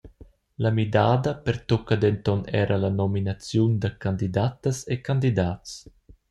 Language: Romansh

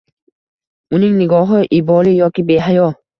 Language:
Uzbek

